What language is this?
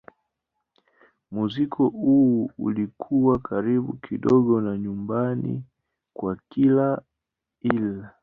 Swahili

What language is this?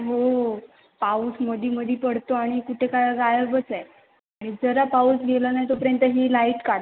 Marathi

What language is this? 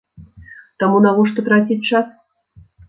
Belarusian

